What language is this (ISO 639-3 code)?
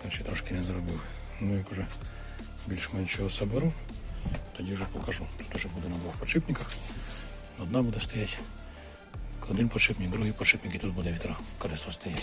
rus